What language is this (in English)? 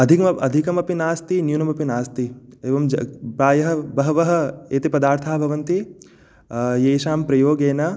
Sanskrit